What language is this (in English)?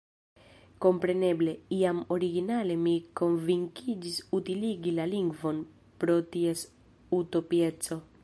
Esperanto